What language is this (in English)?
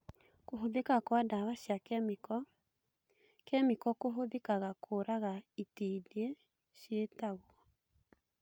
Kikuyu